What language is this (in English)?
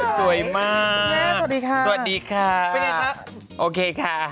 Thai